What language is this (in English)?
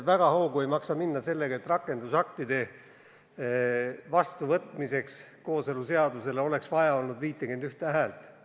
Estonian